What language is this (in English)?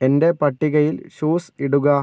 Malayalam